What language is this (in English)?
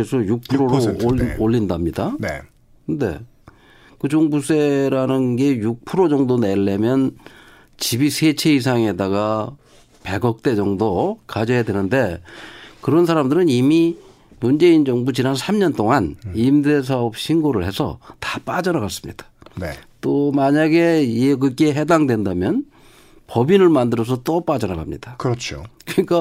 Korean